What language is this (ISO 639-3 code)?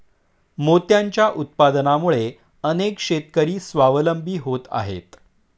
mar